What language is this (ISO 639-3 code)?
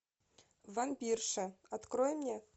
rus